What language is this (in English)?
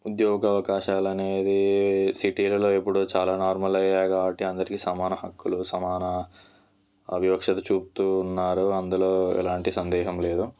Telugu